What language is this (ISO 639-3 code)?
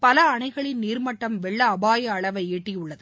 tam